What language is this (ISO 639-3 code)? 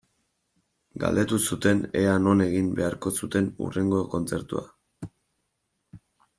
eus